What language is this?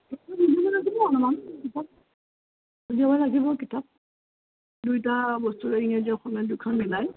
Assamese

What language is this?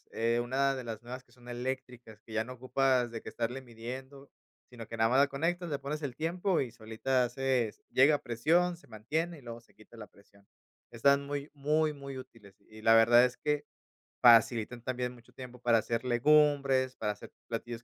Spanish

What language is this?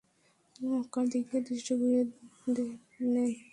Bangla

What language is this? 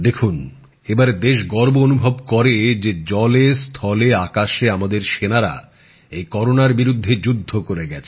Bangla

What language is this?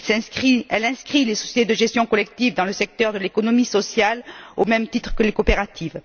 French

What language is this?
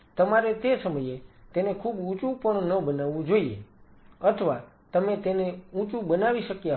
Gujarati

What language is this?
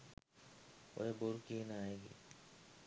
Sinhala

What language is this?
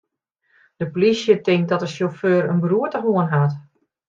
Western Frisian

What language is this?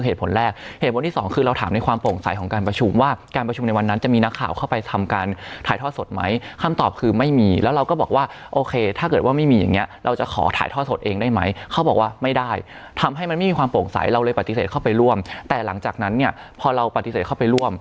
Thai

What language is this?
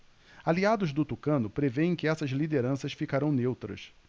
Portuguese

